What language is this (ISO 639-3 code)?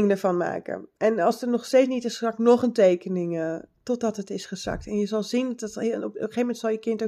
nld